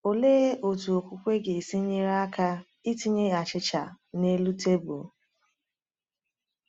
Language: Igbo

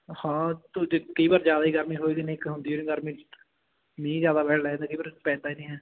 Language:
Punjabi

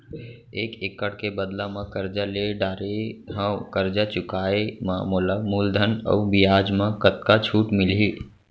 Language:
Chhattisgarhi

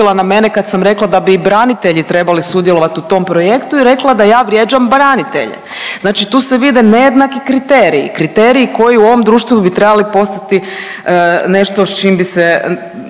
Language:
Croatian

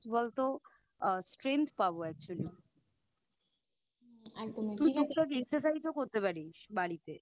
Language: Bangla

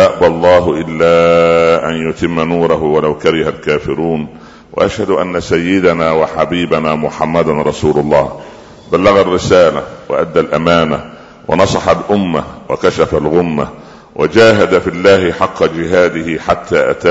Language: Arabic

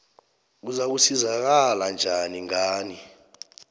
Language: South Ndebele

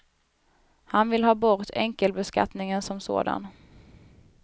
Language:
Swedish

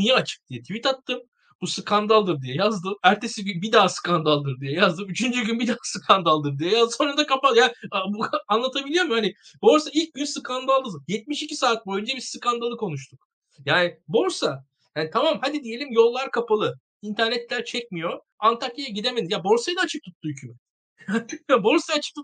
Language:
Turkish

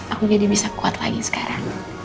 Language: Indonesian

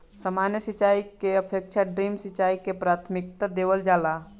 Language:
Bhojpuri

